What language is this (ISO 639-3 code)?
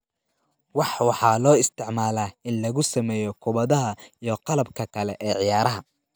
som